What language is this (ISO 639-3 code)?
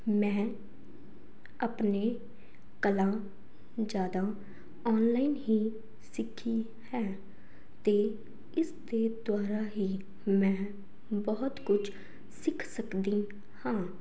pan